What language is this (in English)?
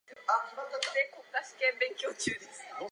Japanese